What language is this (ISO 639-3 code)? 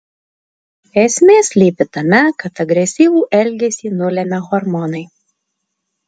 lit